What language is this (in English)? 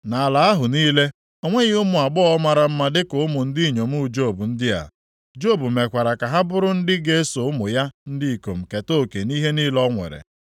Igbo